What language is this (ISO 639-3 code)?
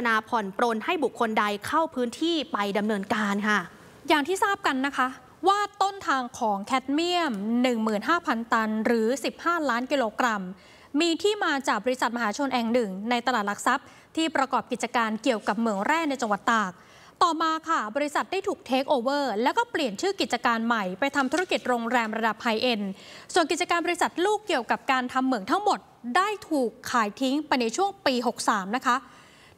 tha